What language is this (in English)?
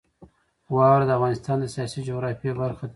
Pashto